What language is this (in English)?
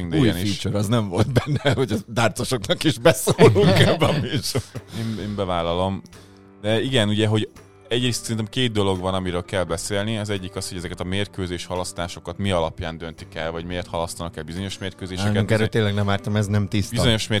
Hungarian